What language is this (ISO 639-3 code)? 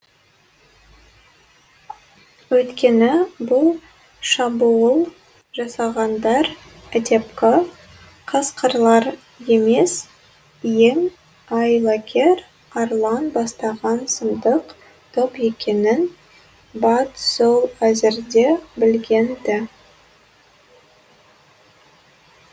kaz